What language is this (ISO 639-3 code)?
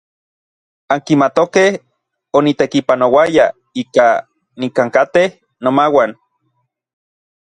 nlv